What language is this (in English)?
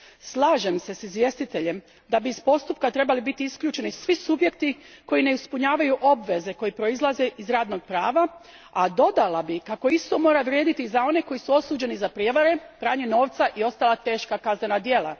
Croatian